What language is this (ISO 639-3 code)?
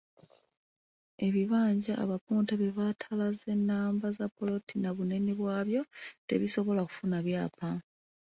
lug